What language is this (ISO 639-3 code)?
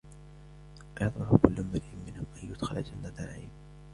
ara